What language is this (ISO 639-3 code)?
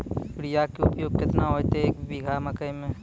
mai